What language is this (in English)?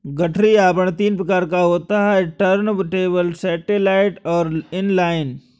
Hindi